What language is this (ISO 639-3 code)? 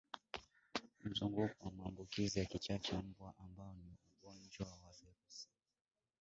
swa